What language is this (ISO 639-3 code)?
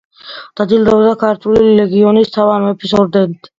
kat